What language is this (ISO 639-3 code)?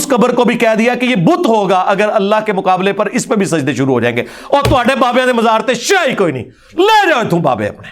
urd